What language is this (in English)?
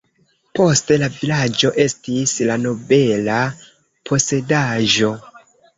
Esperanto